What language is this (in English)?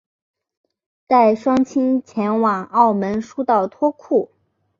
Chinese